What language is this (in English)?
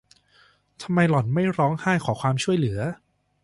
Thai